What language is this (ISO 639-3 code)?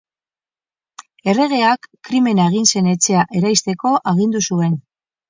eus